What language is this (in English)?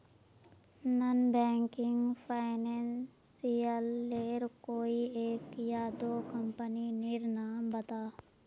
Magahi